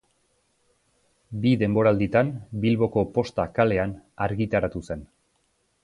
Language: Basque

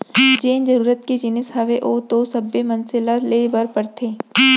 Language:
Chhattisgarhi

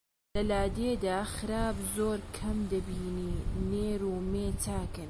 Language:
Central Kurdish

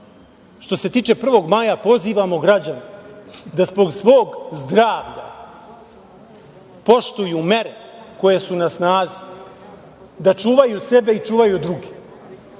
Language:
Serbian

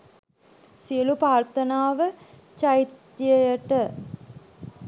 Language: Sinhala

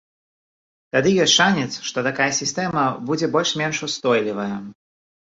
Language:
Belarusian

